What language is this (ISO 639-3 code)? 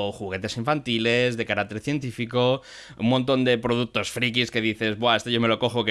spa